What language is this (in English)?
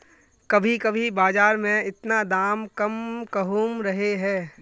Magahi